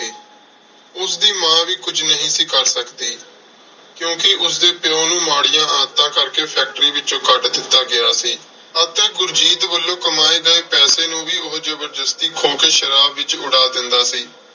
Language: Punjabi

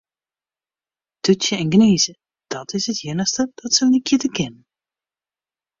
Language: Western Frisian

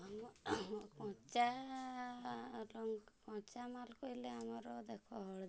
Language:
Odia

